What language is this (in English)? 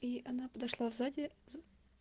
Russian